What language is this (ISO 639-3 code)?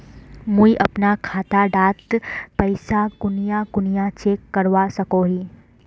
mag